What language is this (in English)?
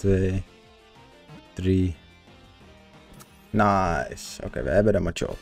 Dutch